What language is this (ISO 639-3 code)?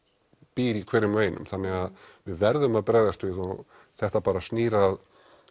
isl